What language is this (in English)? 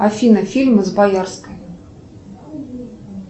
Russian